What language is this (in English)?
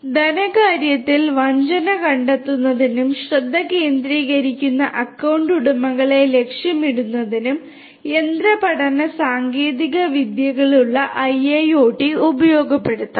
Malayalam